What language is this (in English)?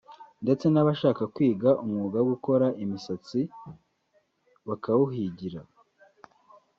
Kinyarwanda